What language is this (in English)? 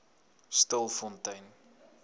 Afrikaans